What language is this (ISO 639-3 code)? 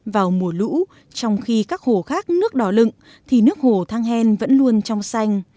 vie